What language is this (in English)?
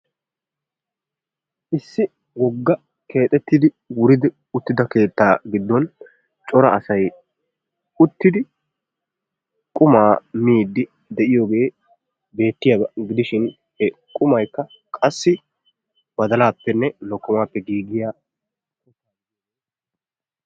Wolaytta